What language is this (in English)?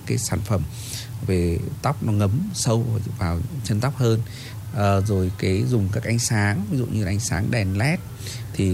Vietnamese